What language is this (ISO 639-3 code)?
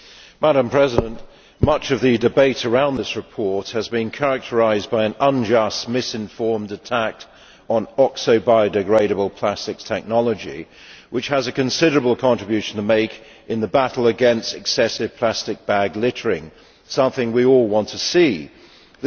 eng